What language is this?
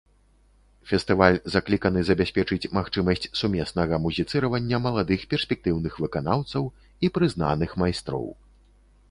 Belarusian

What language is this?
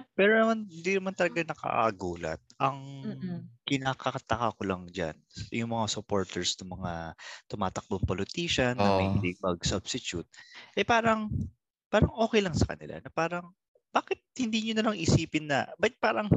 Filipino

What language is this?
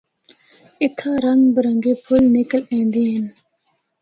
Northern Hindko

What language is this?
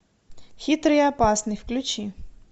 Russian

